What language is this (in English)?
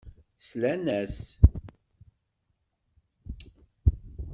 Kabyle